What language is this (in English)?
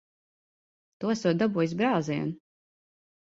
Latvian